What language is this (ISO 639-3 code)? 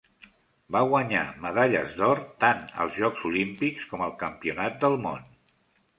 cat